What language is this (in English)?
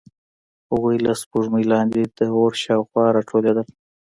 Pashto